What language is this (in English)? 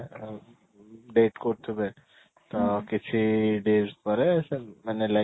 Odia